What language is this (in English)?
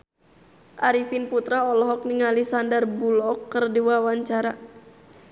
Sundanese